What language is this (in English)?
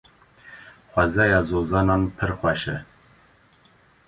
Kurdish